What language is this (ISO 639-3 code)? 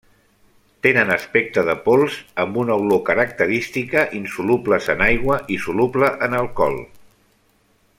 cat